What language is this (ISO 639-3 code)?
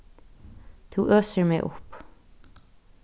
fao